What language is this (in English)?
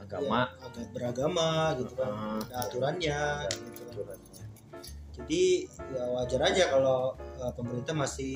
Indonesian